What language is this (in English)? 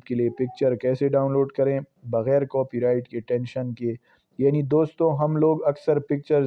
Urdu